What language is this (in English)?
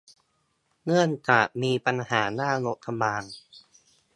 Thai